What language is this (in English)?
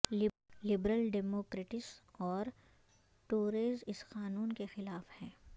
Urdu